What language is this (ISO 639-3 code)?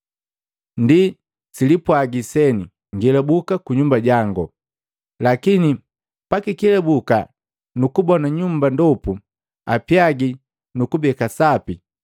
mgv